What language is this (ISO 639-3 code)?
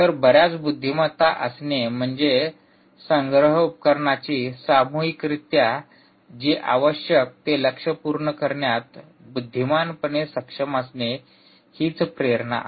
mar